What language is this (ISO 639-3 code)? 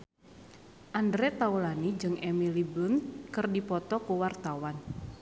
sun